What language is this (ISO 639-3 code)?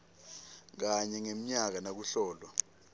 ssw